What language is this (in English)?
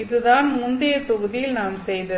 Tamil